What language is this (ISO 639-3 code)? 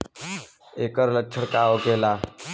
bho